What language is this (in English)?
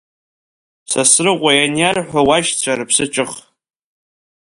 Abkhazian